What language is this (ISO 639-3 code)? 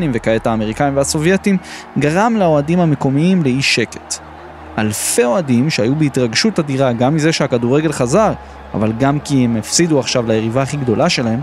heb